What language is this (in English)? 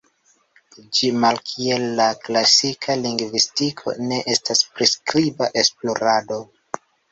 Esperanto